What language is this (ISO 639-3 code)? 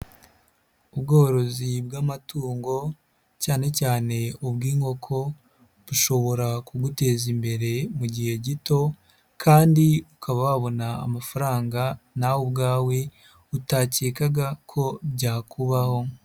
kin